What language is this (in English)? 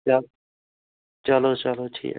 Kashmiri